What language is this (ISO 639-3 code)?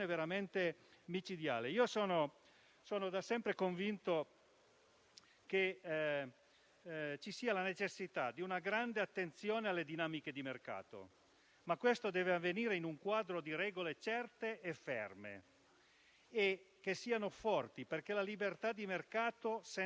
ita